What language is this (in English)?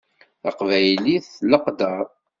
Kabyle